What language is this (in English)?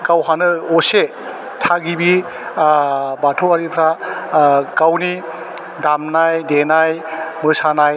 Bodo